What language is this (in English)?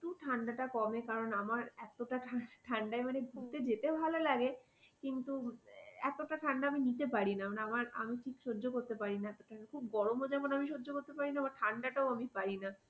Bangla